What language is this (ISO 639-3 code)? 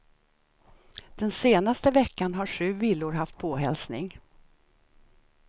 swe